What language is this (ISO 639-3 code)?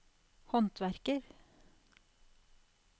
nor